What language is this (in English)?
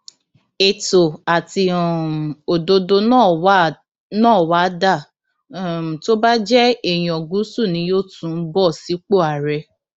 Yoruba